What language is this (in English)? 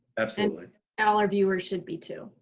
English